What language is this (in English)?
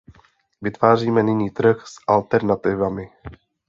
Czech